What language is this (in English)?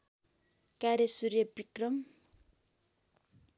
Nepali